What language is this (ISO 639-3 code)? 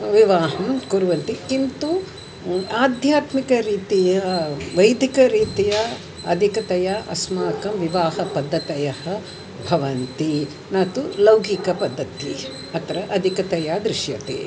san